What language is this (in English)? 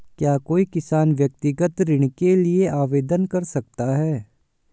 Hindi